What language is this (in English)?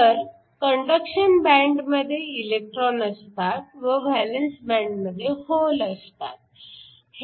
Marathi